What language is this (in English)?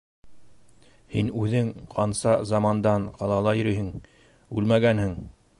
Bashkir